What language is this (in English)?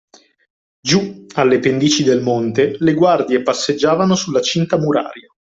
Italian